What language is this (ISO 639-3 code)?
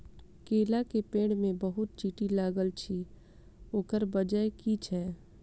mai